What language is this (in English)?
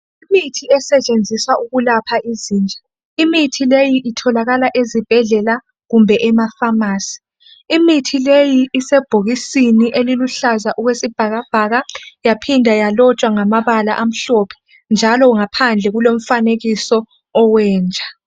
North Ndebele